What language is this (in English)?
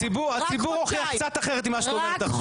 Hebrew